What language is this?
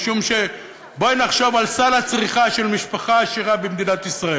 Hebrew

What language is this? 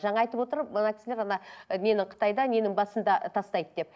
Kazakh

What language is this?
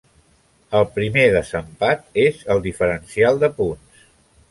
Catalan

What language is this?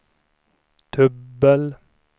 Swedish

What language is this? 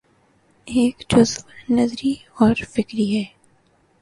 Urdu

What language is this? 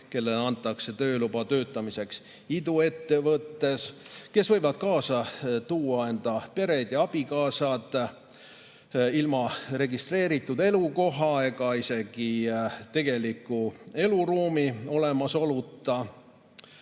Estonian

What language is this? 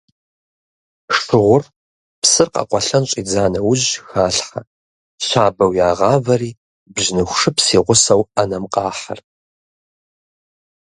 Kabardian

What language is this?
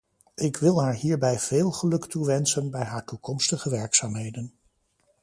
Dutch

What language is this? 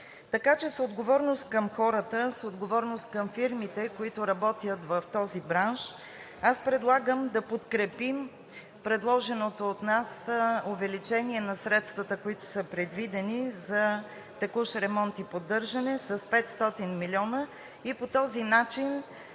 Bulgarian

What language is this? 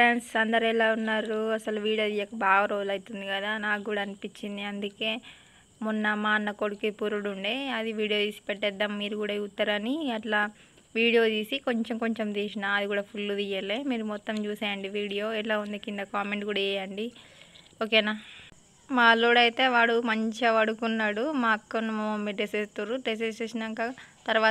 Thai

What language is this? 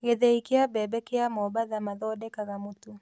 Kikuyu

